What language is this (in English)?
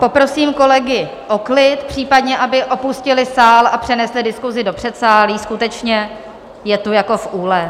Czech